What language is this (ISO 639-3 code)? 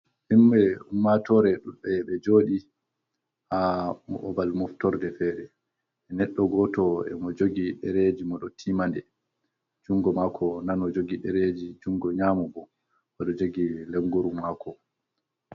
ful